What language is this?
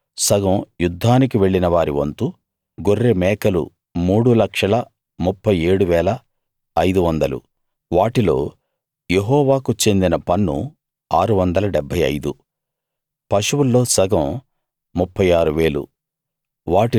Telugu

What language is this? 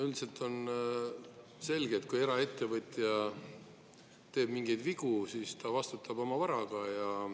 Estonian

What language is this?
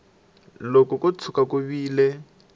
Tsonga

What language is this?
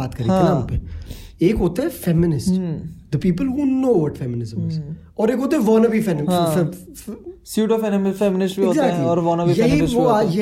Hindi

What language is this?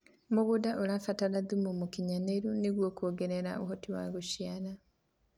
Kikuyu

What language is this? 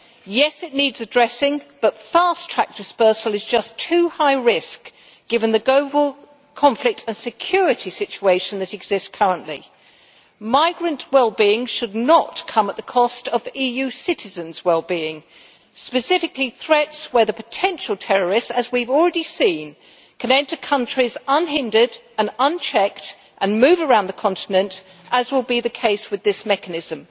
English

